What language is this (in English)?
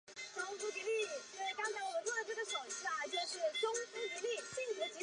Chinese